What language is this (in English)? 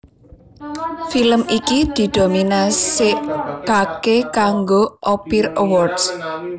Javanese